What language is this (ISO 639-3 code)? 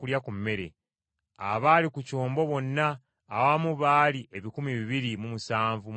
lug